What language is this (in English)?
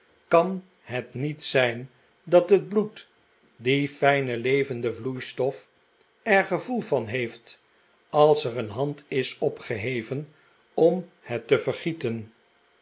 Dutch